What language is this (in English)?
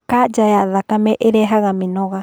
Kikuyu